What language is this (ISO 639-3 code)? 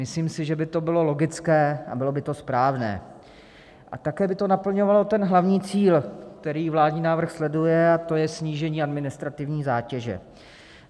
ces